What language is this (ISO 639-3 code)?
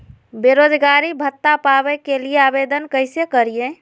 mag